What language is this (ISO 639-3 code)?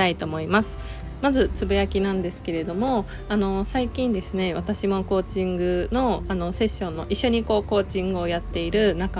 jpn